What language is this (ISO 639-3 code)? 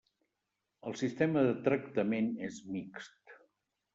cat